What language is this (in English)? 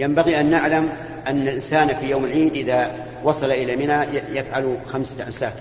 Arabic